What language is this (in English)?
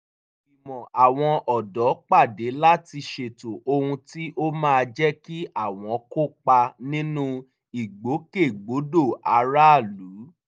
Yoruba